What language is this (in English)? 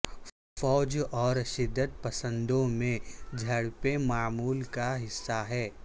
Urdu